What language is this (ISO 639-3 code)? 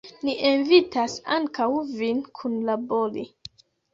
epo